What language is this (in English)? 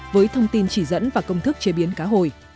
Vietnamese